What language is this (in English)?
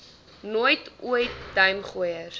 Afrikaans